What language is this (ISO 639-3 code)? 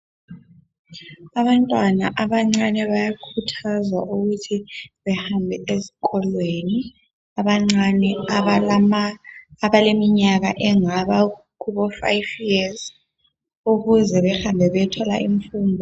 nde